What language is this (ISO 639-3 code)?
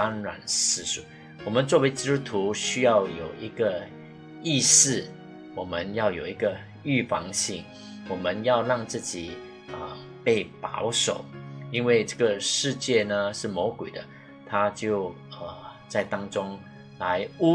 zho